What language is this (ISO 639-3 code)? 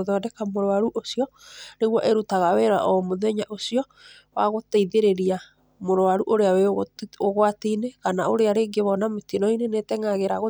kik